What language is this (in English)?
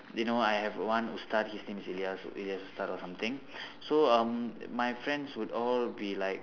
English